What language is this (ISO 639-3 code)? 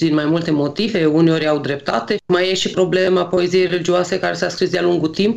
ron